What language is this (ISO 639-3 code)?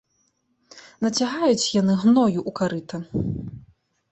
bel